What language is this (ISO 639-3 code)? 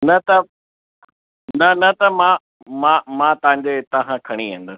snd